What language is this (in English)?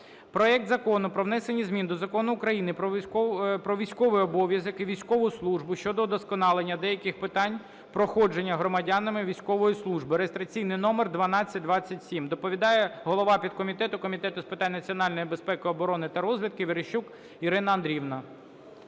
Ukrainian